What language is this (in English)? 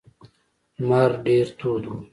Pashto